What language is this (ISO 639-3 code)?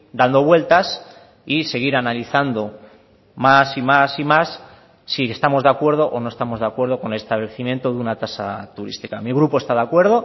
spa